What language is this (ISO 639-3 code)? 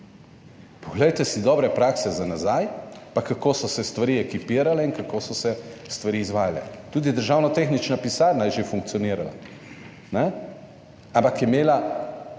slv